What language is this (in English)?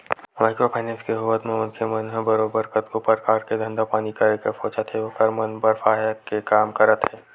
Chhattisgarhi